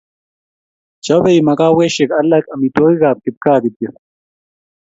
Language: Kalenjin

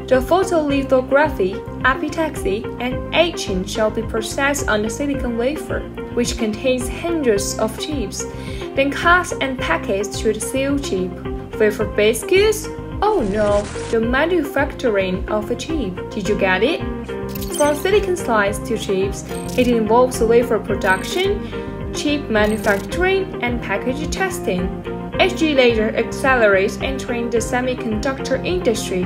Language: English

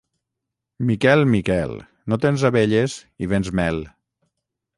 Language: Catalan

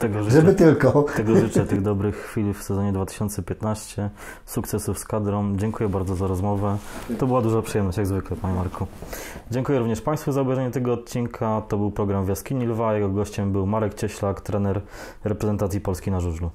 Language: Polish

